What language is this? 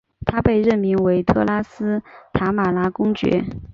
Chinese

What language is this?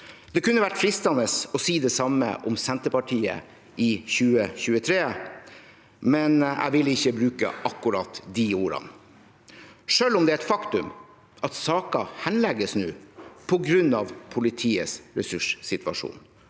Norwegian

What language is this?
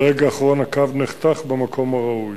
Hebrew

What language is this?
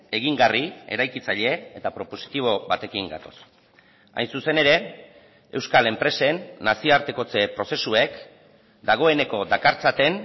Basque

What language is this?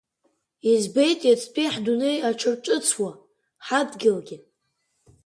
Abkhazian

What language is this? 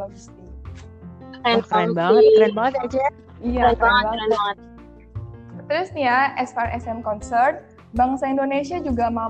Indonesian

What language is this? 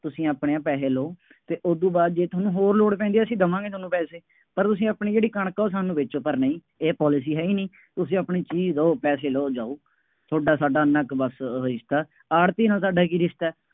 Punjabi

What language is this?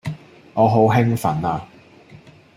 Cantonese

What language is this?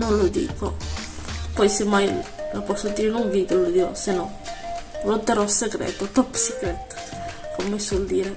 Italian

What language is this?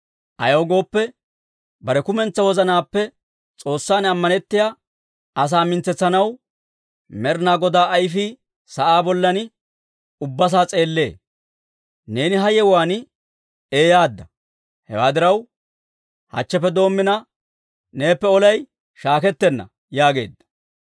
Dawro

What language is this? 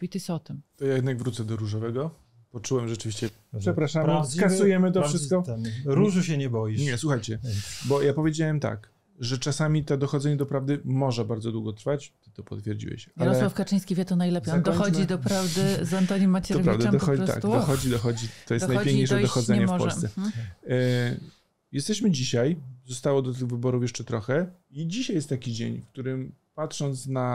Polish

